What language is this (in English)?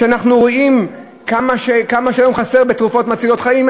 Hebrew